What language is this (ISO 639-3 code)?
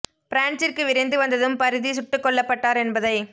tam